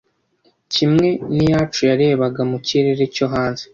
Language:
Kinyarwanda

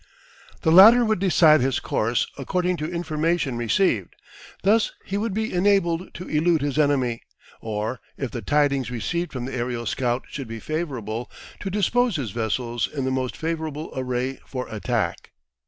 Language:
English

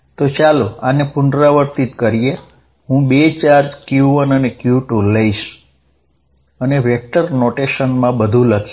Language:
Gujarati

